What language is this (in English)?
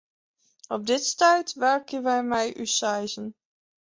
Western Frisian